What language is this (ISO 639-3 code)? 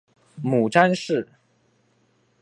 zho